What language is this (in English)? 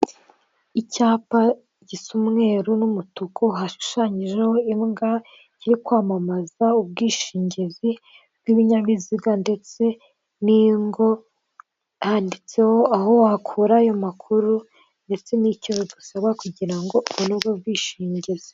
Kinyarwanda